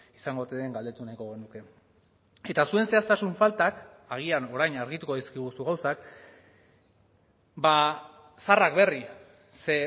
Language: Basque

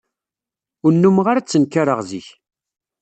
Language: Kabyle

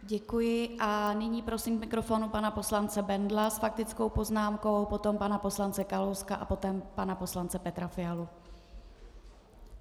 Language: Czech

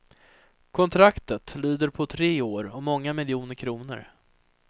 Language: Swedish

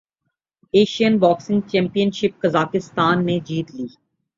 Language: Urdu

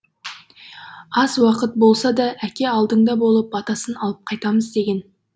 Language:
Kazakh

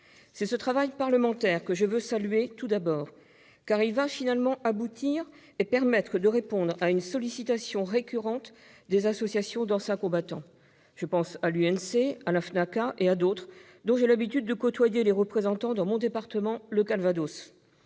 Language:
French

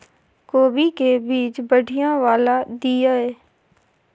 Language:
Maithili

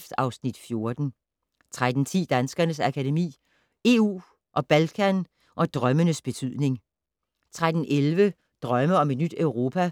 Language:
Danish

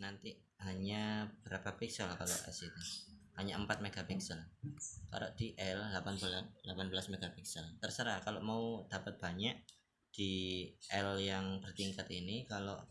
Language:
Indonesian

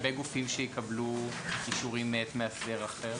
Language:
Hebrew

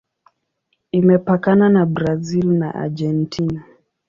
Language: Swahili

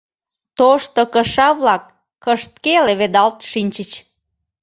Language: Mari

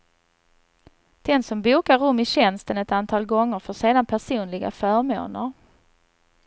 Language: Swedish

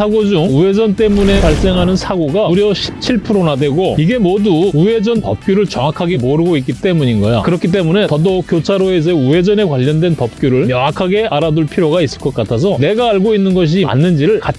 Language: Korean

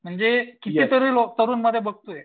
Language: Marathi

